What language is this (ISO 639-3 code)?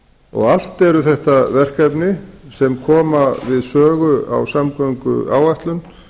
isl